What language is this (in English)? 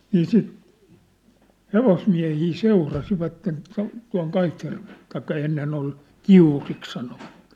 Finnish